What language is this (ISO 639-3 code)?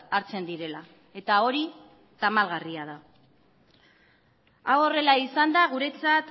eus